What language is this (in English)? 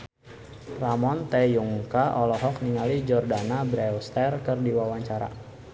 Sundanese